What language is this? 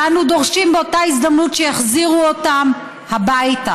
Hebrew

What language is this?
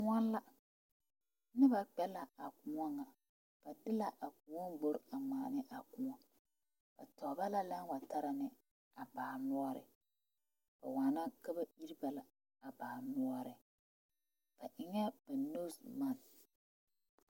Southern Dagaare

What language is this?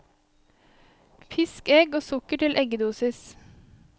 Norwegian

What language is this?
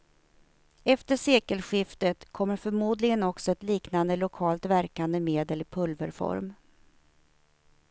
Swedish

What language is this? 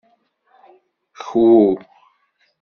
Kabyle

